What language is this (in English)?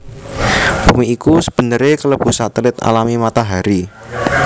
Javanese